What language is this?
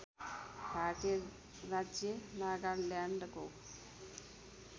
Nepali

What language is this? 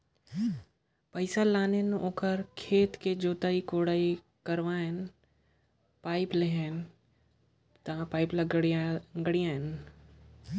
Chhattisgarhi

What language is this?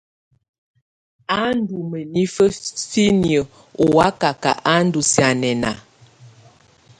Tunen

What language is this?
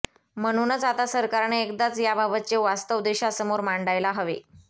Marathi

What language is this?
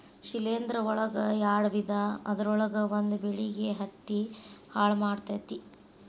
Kannada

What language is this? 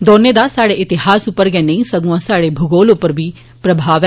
Dogri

